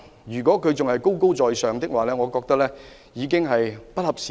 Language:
Cantonese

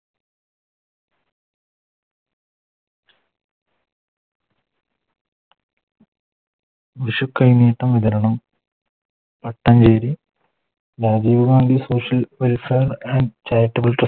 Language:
Malayalam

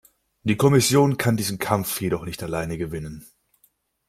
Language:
German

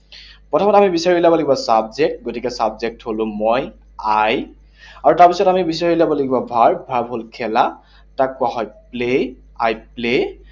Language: Assamese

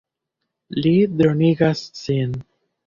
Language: Esperanto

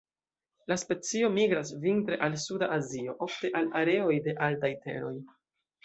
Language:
Esperanto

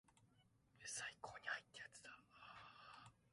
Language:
Japanese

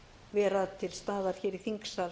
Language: Icelandic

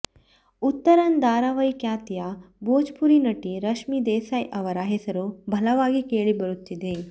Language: Kannada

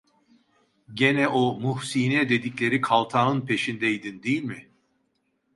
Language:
Turkish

